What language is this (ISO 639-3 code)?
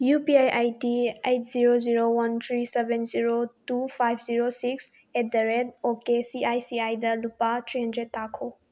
mni